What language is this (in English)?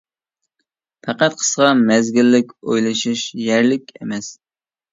Uyghur